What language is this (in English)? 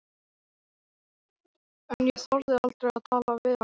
Icelandic